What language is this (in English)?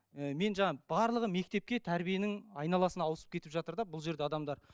Kazakh